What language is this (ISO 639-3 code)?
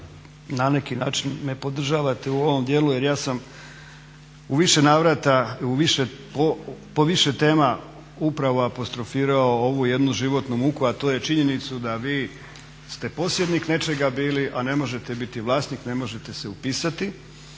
hrv